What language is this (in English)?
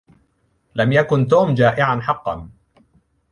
Arabic